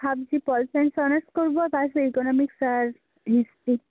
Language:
Bangla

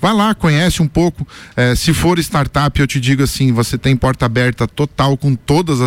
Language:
Portuguese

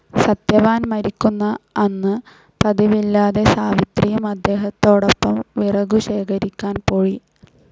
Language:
Malayalam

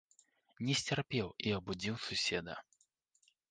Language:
Belarusian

